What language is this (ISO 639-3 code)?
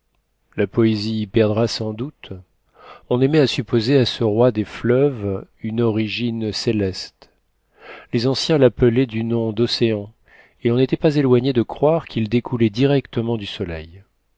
fra